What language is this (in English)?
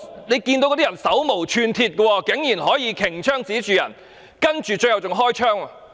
Cantonese